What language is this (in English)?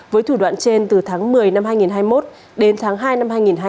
Vietnamese